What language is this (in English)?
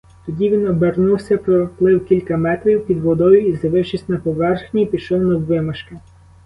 Ukrainian